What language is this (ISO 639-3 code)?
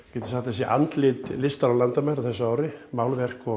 isl